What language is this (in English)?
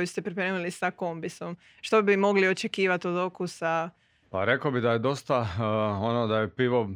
Croatian